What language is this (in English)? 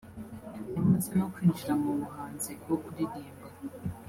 Kinyarwanda